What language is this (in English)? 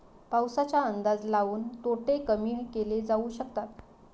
Marathi